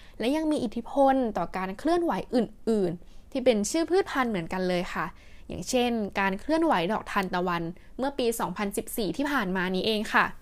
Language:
Thai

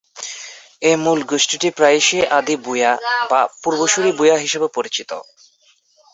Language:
Bangla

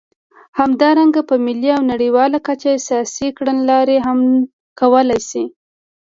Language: Pashto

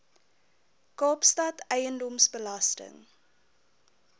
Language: Afrikaans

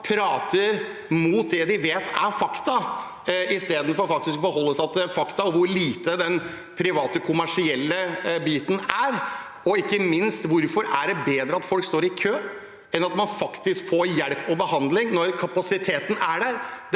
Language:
Norwegian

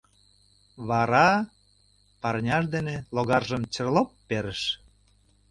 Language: Mari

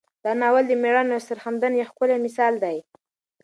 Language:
Pashto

